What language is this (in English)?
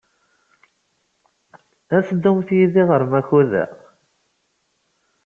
Kabyle